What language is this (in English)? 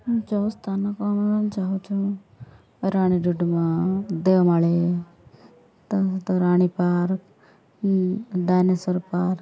Odia